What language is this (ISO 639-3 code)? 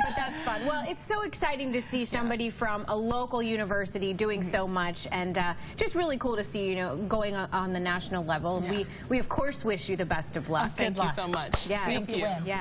eng